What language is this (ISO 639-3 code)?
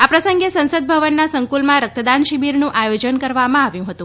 guj